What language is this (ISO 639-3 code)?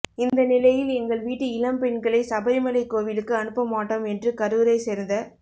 tam